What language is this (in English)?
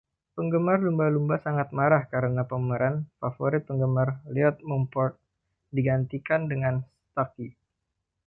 Indonesian